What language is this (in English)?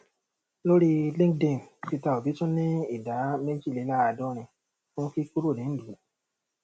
Yoruba